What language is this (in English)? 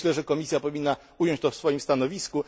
Polish